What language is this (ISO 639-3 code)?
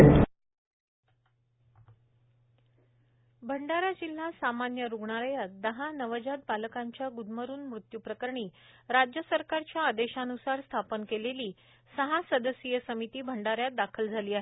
mar